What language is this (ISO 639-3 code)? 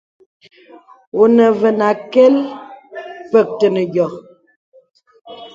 beb